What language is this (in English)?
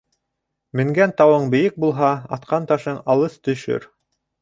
Bashkir